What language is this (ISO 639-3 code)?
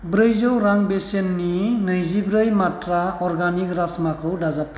brx